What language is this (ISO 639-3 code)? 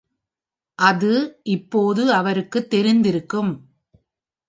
tam